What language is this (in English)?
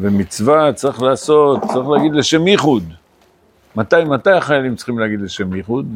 Hebrew